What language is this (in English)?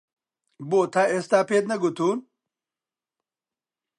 Central Kurdish